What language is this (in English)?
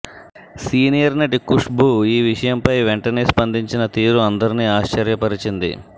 Telugu